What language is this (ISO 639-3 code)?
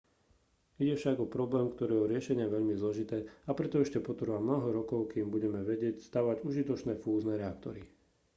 slk